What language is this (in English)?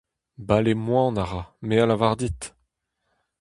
Breton